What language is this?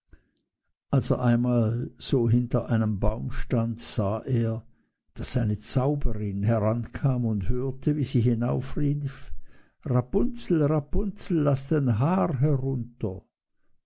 German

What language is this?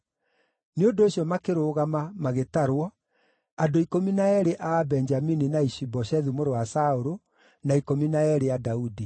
Kikuyu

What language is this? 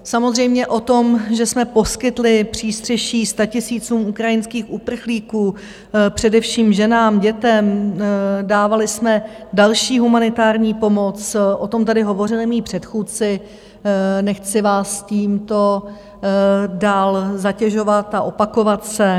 Czech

